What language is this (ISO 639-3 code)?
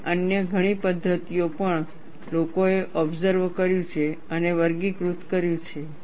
guj